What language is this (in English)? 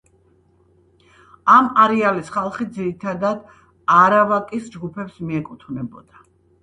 Georgian